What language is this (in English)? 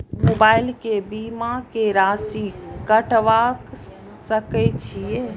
Maithili